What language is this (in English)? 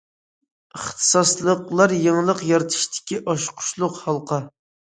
Uyghur